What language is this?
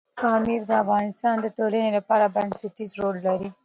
Pashto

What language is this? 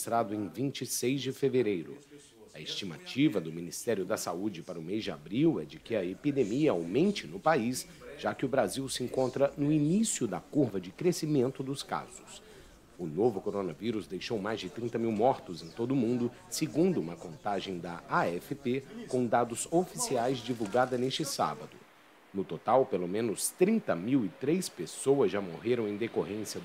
Portuguese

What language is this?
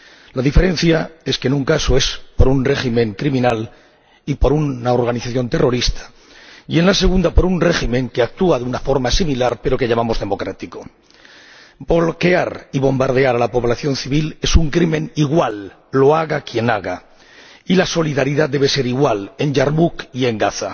Spanish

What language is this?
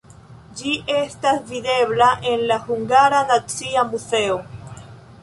Esperanto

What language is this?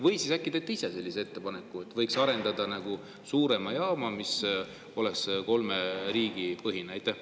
Estonian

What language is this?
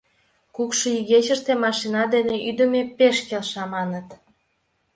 Mari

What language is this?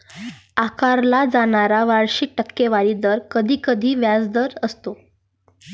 Marathi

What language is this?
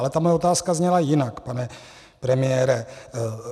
Czech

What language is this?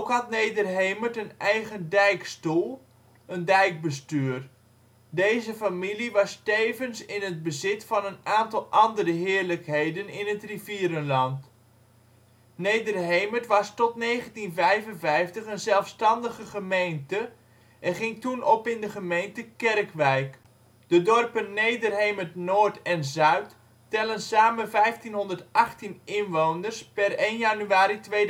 Dutch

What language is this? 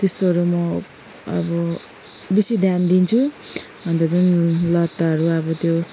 Nepali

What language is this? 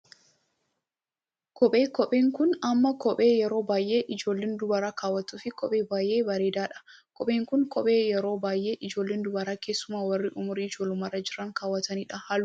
Oromo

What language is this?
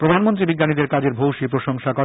Bangla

